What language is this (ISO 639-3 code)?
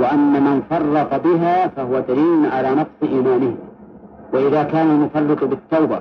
ara